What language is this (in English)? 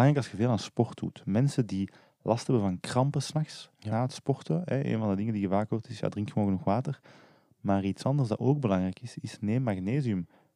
Dutch